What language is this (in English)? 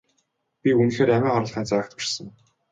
Mongolian